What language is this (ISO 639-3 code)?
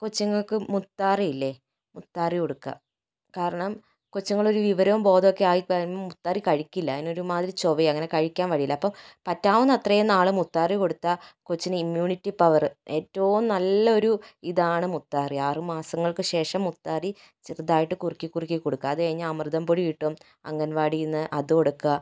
mal